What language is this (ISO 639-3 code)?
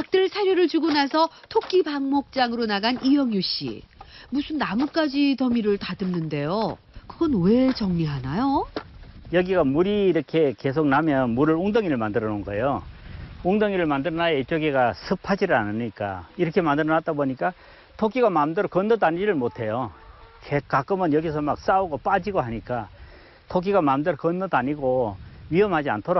kor